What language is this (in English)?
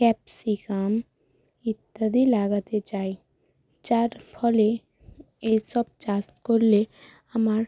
Bangla